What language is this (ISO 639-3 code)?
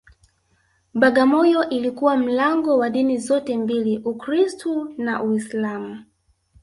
swa